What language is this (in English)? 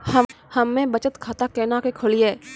Maithili